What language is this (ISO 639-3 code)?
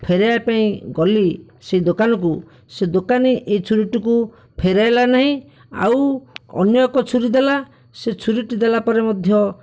ori